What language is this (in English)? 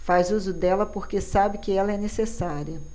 Portuguese